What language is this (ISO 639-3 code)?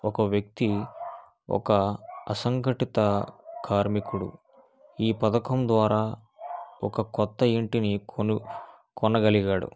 tel